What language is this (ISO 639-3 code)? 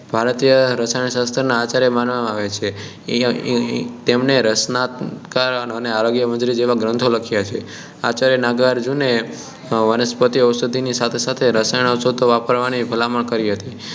guj